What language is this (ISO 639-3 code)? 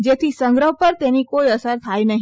guj